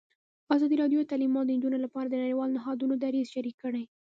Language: Pashto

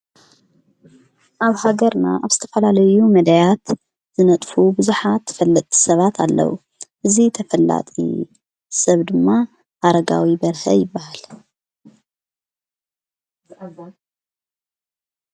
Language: Tigrinya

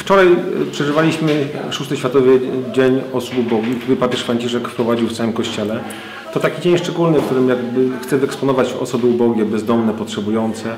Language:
Polish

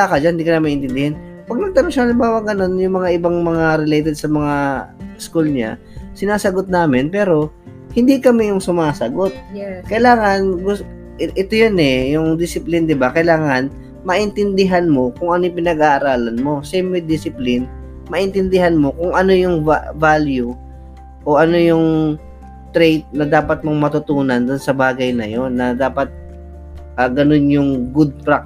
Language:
Filipino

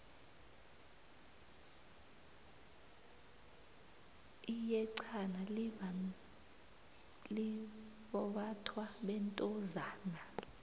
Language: South Ndebele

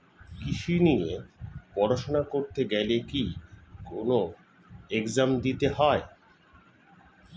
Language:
Bangla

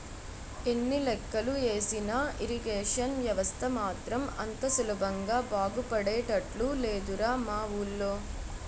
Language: Telugu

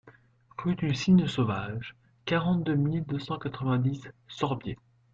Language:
French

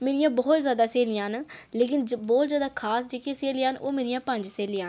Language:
Dogri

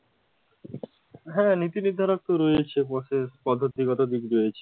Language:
Bangla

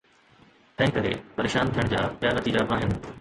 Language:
Sindhi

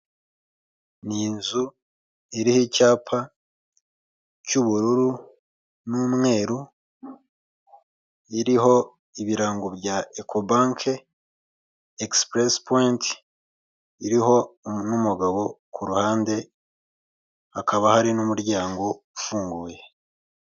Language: Kinyarwanda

